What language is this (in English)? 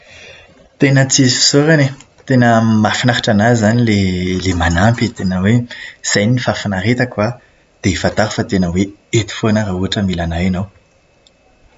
Malagasy